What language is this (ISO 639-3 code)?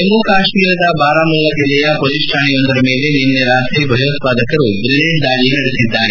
kan